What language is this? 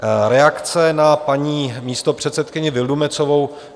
Czech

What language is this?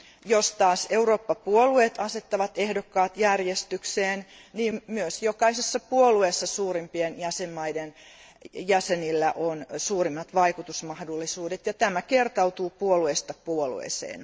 Finnish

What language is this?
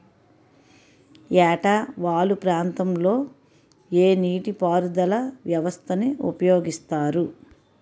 Telugu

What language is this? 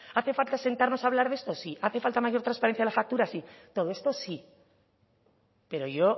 Spanish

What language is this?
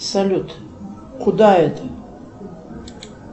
Russian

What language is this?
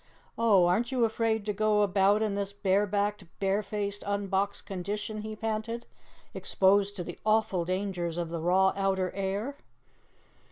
English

